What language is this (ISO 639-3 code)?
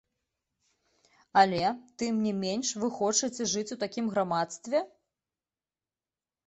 bel